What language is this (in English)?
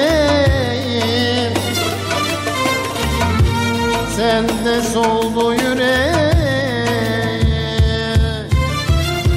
Turkish